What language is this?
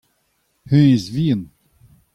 Breton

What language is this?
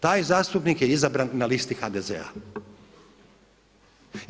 Croatian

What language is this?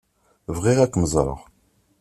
Kabyle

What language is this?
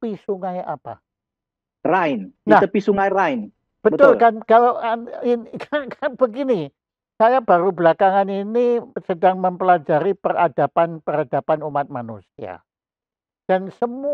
Indonesian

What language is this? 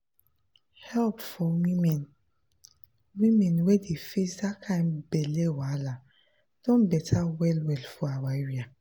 Nigerian Pidgin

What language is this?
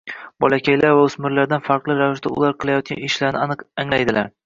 Uzbek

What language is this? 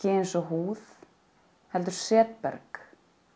Icelandic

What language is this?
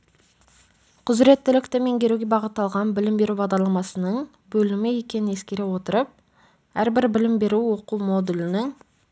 Kazakh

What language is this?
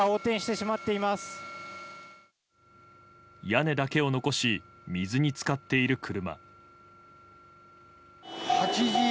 Japanese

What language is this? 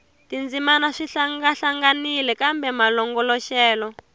Tsonga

